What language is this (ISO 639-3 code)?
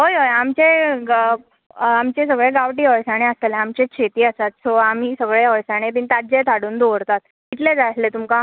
kok